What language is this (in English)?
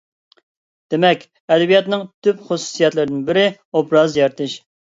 Uyghur